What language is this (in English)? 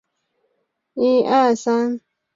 Chinese